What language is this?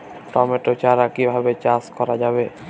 Bangla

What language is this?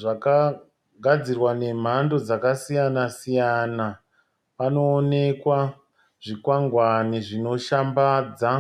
Shona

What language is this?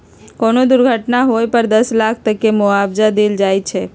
Magahi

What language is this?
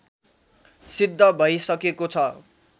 Nepali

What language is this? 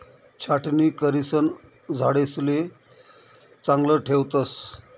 Marathi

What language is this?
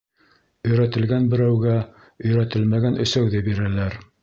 Bashkir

